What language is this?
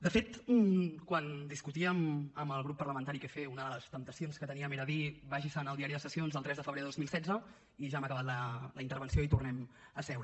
Catalan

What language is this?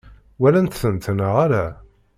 Kabyle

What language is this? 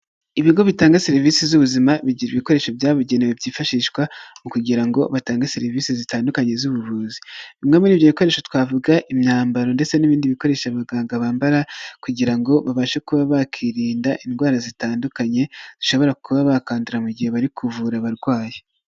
Kinyarwanda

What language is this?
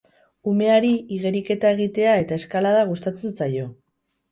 Basque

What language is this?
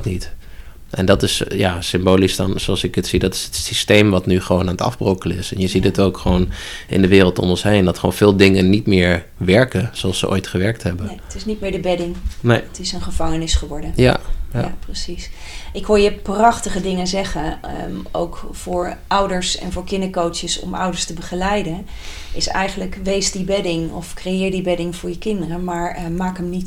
Dutch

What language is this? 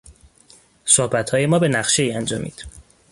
Persian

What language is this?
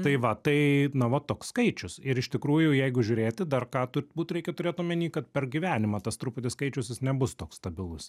Lithuanian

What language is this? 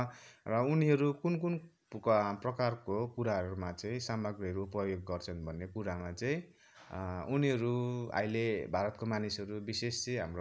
Nepali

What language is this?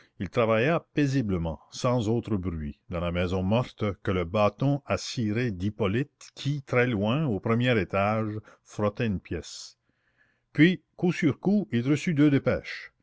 French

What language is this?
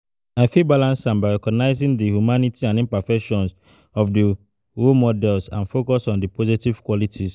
Nigerian Pidgin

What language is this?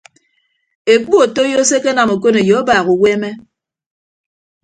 Ibibio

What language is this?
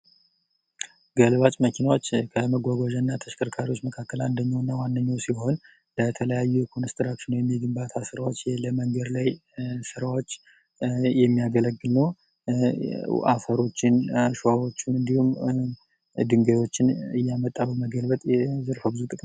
Amharic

